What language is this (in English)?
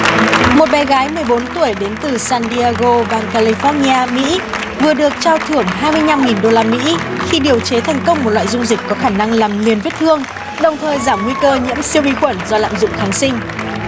Vietnamese